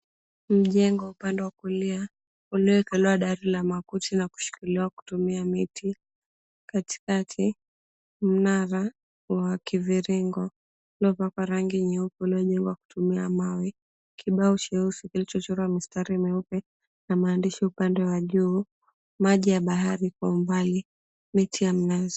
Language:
Swahili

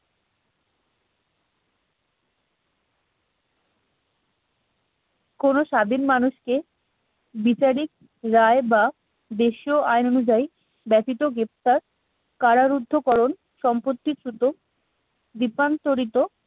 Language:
Bangla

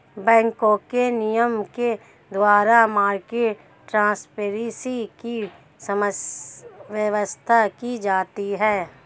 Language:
Hindi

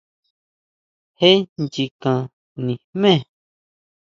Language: Huautla Mazatec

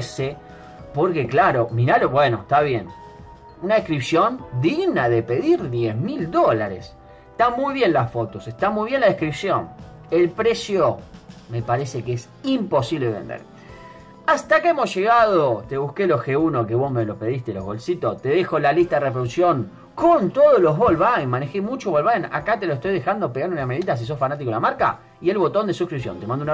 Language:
Spanish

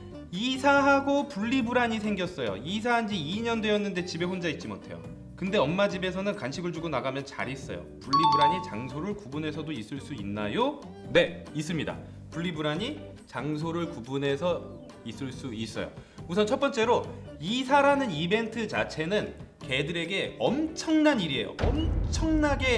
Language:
Korean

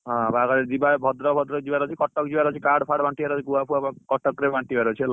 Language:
Odia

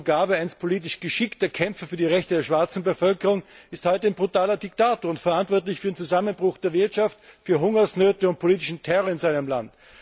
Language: German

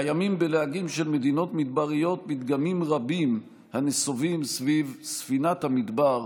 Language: Hebrew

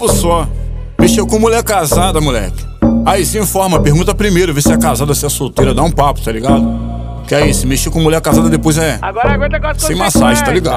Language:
Portuguese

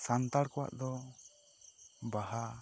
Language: Santali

